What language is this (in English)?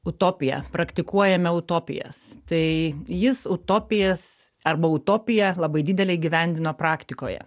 Lithuanian